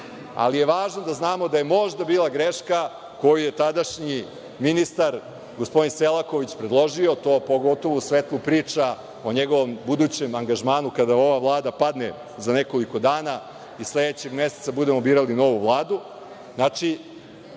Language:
Serbian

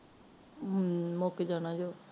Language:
Punjabi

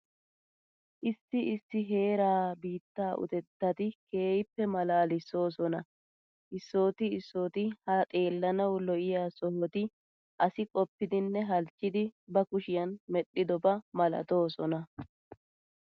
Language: Wolaytta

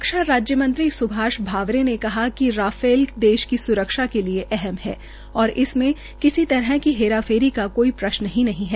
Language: Hindi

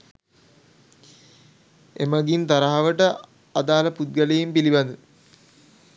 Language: Sinhala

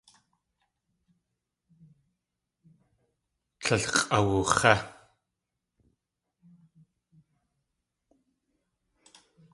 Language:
Tlingit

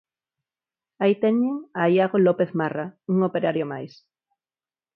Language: Galician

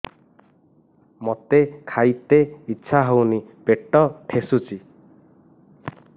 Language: Odia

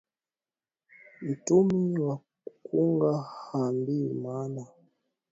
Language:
Swahili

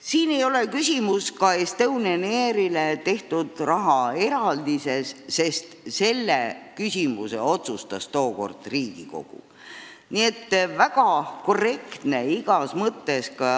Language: Estonian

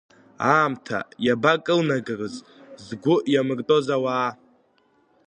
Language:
Abkhazian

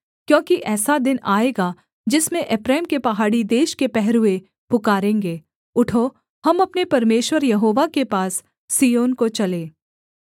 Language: Hindi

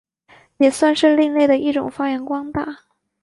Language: Chinese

